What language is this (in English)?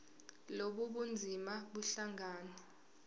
Zulu